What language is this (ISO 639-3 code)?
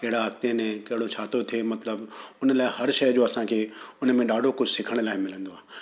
snd